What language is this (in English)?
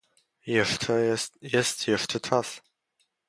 Polish